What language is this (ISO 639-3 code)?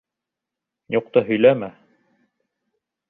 bak